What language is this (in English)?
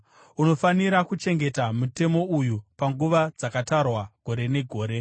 Shona